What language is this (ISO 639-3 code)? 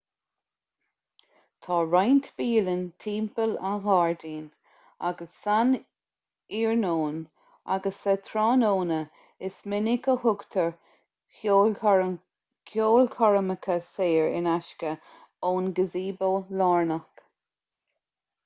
gle